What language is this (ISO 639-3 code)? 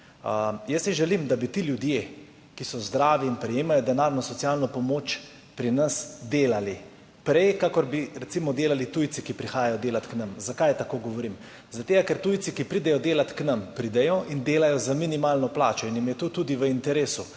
slv